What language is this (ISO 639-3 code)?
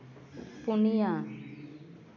sat